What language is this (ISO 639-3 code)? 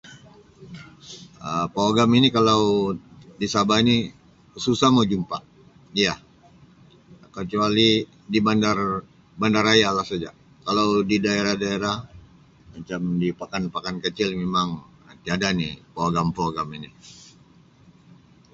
msi